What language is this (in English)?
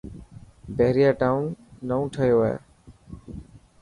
Dhatki